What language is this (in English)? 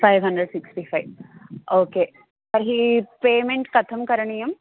Sanskrit